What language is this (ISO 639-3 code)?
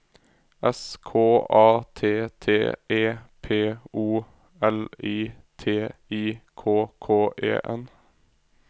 nor